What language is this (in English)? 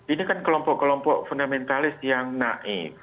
Indonesian